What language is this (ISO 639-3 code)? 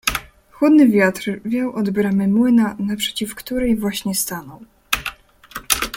pol